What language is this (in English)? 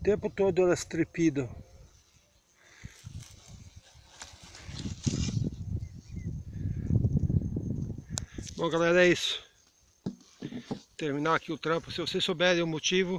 Portuguese